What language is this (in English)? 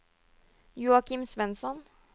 Norwegian